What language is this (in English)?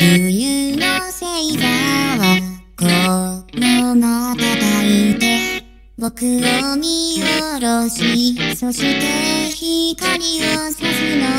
Vietnamese